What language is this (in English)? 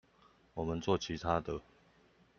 Chinese